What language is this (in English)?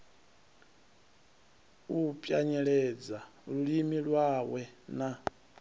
Venda